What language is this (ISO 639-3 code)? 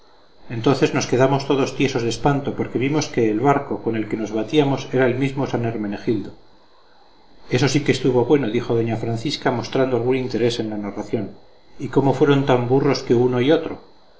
spa